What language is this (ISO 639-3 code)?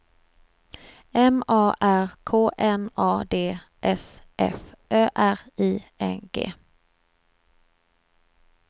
swe